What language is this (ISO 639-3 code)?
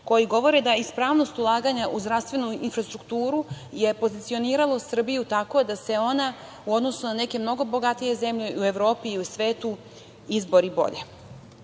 srp